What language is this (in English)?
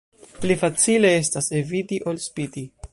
Esperanto